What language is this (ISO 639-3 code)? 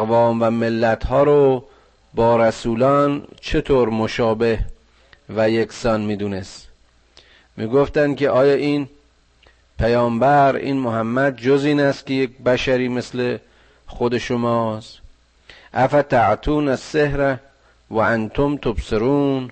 fas